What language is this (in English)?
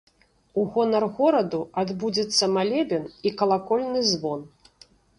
Belarusian